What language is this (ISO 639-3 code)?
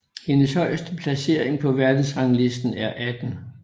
dan